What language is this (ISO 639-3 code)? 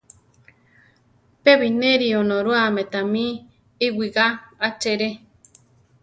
tar